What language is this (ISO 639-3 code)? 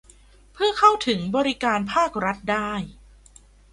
tha